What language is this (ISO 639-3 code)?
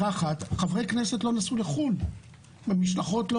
heb